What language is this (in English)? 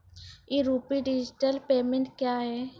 Maithili